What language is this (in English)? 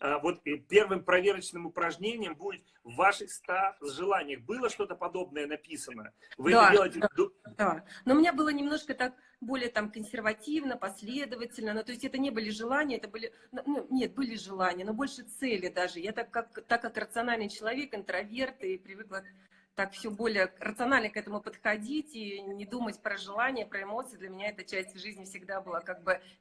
Russian